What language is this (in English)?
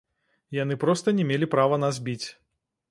Belarusian